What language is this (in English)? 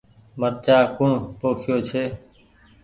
Goaria